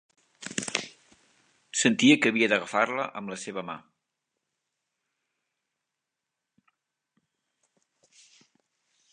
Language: Catalan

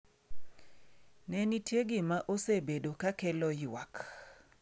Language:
Luo (Kenya and Tanzania)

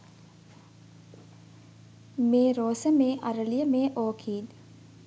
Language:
Sinhala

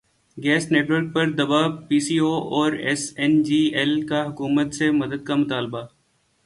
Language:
Urdu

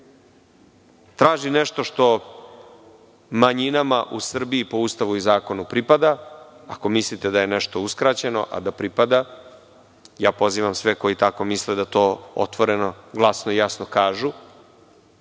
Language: Serbian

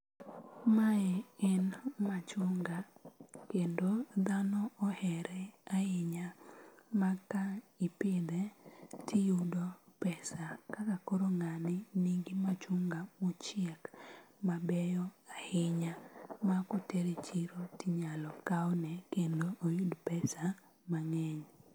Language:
Luo (Kenya and Tanzania)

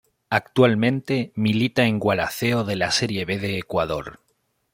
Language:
Spanish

